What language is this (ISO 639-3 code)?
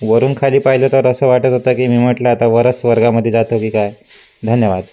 mar